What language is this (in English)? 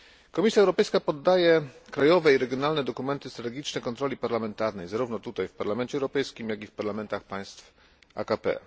Polish